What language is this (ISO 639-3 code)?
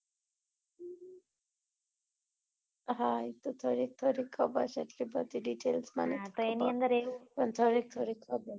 guj